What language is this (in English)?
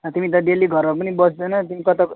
Nepali